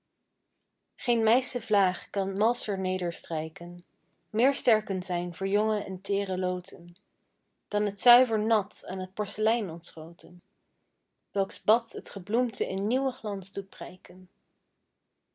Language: Dutch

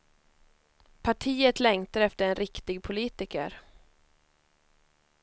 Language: Swedish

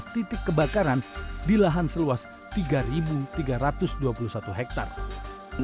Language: Indonesian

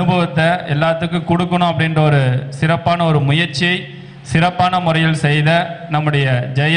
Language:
Tamil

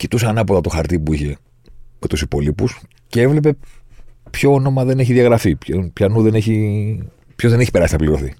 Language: Greek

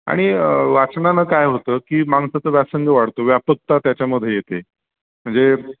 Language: Marathi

